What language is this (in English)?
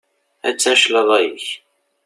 Kabyle